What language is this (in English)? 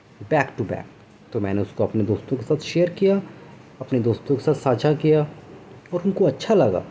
Urdu